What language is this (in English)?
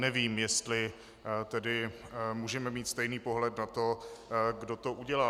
Czech